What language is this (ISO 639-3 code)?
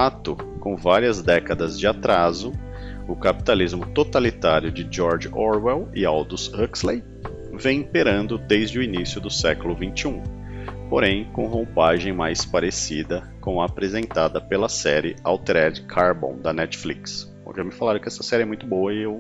por